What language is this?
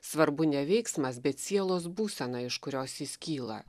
Lithuanian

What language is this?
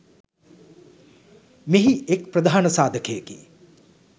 Sinhala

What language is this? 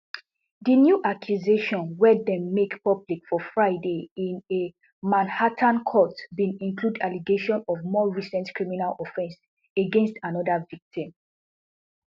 Nigerian Pidgin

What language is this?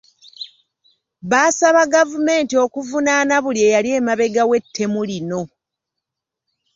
Ganda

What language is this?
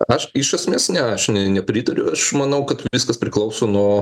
Lithuanian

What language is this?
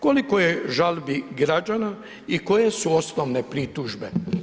Croatian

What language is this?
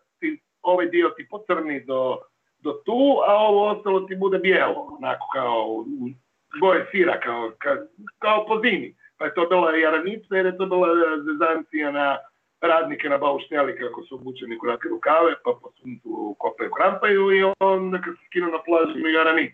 Croatian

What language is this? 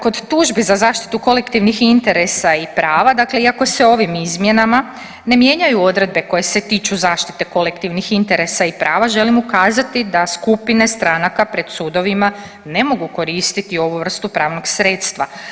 Croatian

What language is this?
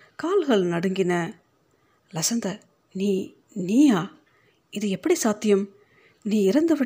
Tamil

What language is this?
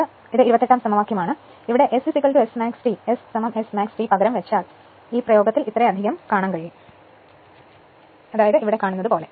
Malayalam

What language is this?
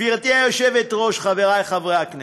Hebrew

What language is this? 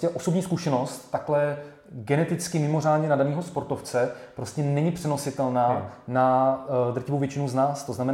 Czech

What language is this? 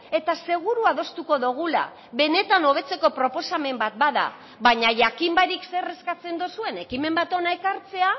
Basque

